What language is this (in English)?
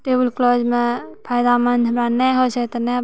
Maithili